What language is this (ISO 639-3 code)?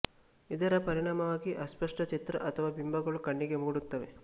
kan